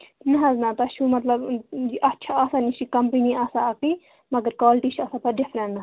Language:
Kashmiri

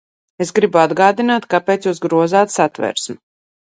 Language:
Latvian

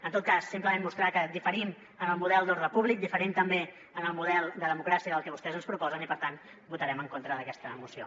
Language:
Catalan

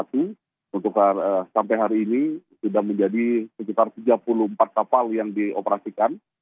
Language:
Indonesian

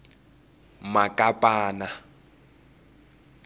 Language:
Tsonga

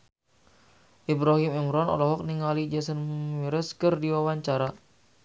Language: Sundanese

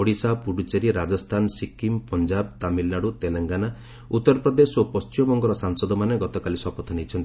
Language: Odia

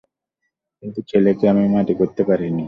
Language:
Bangla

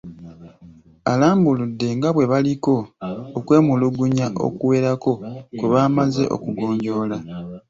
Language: Ganda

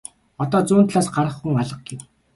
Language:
Mongolian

